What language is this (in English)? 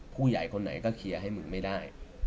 Thai